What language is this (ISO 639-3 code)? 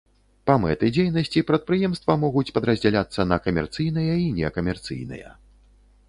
bel